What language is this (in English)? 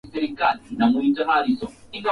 Swahili